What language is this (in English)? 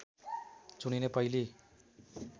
Nepali